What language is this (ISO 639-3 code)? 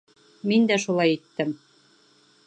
bak